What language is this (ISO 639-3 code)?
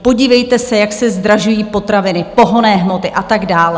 ces